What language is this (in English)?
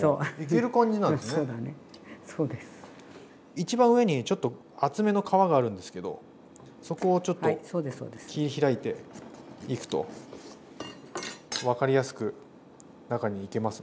Japanese